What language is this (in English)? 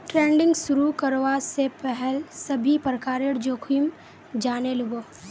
Magahi